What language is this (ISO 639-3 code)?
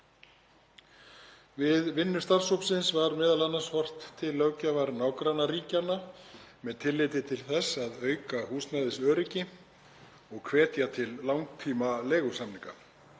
isl